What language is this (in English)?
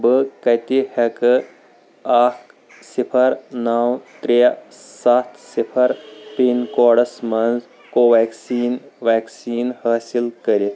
Kashmiri